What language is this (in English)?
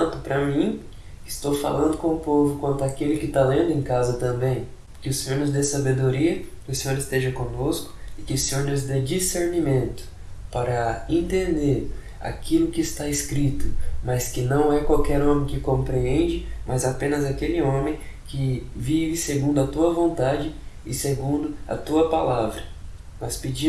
Portuguese